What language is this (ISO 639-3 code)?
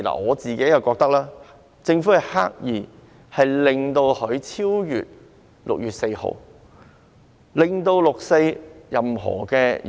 yue